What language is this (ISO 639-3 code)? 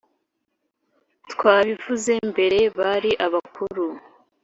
kin